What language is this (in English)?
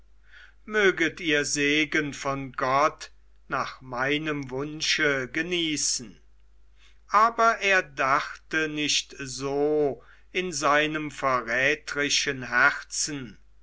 German